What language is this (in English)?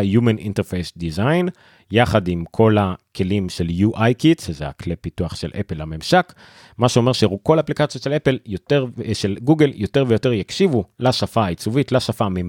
Hebrew